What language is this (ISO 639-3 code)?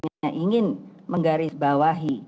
ind